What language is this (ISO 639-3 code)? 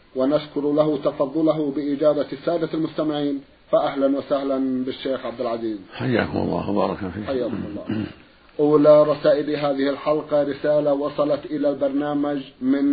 ara